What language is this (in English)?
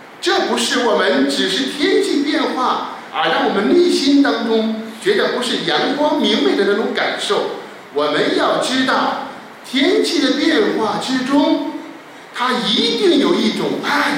Chinese